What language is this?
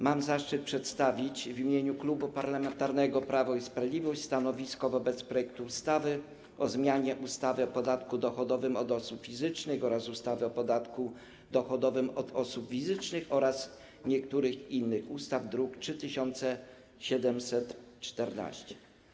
Polish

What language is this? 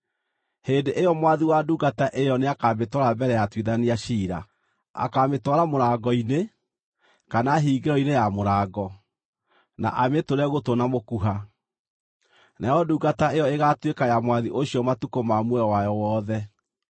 Kikuyu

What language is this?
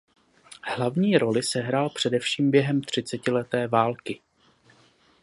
Czech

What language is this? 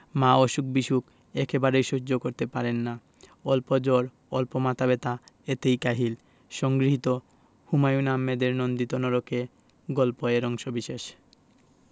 Bangla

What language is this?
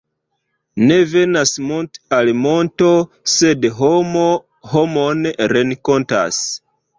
Esperanto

